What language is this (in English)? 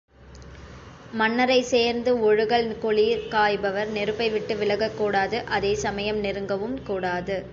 Tamil